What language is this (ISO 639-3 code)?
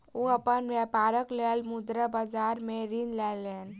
mai